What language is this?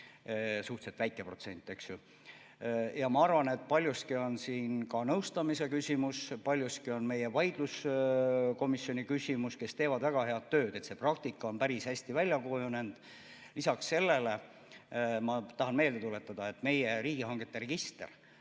Estonian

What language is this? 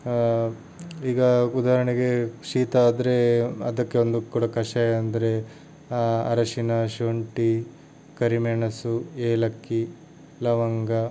Kannada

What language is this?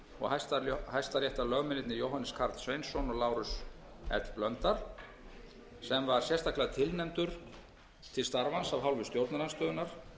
Icelandic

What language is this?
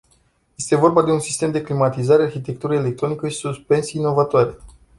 Romanian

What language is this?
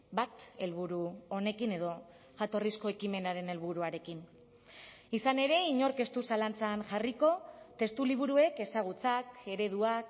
Basque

